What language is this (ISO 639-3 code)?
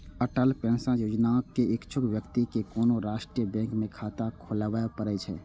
mai